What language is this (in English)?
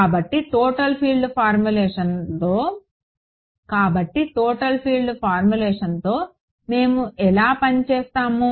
Telugu